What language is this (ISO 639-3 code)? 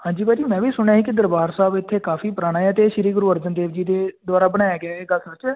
pan